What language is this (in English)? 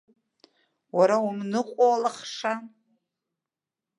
Abkhazian